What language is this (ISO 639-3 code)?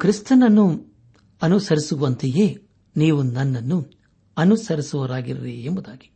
kan